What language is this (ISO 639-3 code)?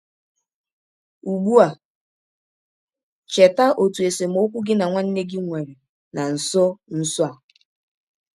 ibo